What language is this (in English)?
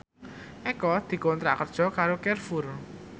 Javanese